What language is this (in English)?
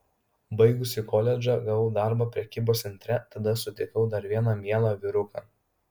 Lithuanian